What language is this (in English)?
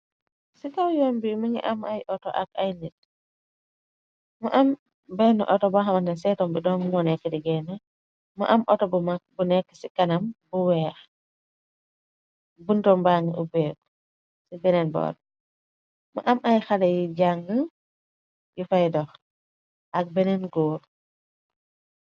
Wolof